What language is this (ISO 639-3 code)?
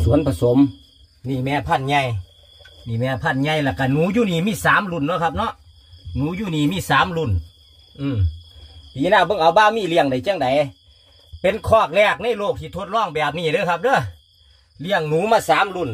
tha